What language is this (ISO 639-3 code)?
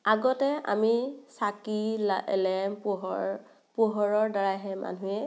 asm